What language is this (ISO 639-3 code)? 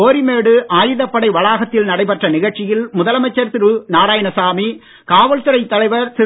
tam